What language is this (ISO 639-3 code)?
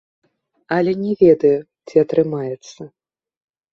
bel